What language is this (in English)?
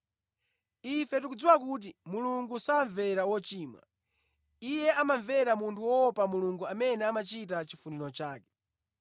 Nyanja